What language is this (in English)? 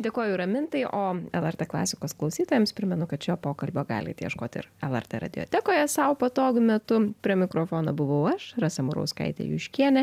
Lithuanian